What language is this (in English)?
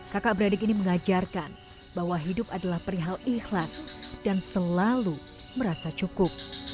Indonesian